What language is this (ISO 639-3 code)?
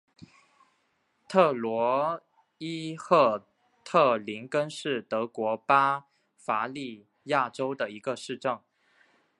zho